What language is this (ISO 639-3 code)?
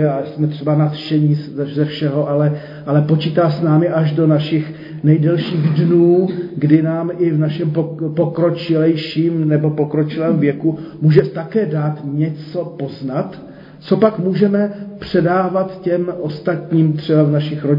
ces